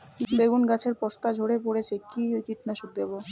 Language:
Bangla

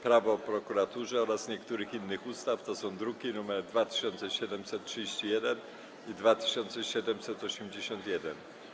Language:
Polish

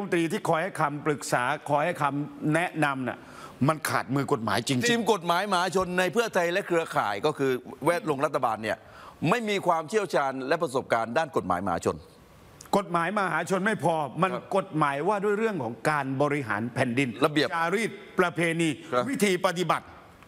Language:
Thai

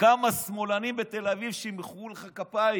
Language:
Hebrew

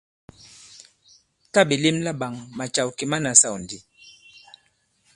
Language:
Bankon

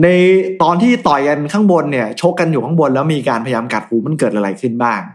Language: Thai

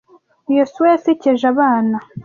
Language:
Kinyarwanda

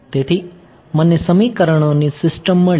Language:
Gujarati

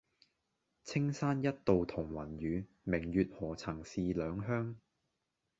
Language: Cantonese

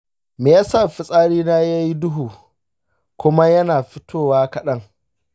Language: Hausa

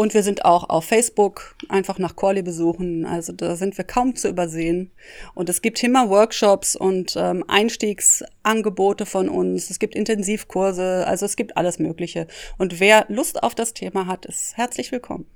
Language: German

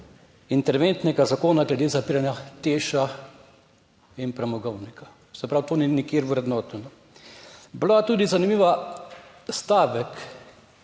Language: Slovenian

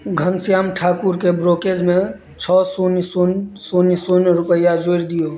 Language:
Maithili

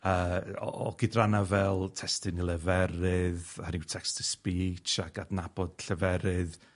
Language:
Welsh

